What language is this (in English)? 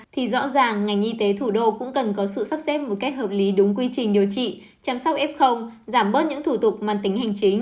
Vietnamese